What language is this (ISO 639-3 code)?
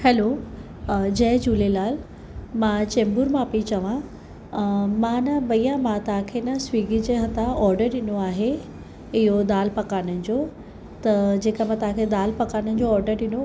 snd